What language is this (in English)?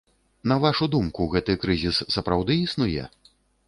Belarusian